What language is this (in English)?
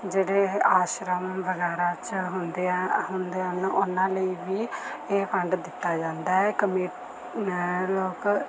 Punjabi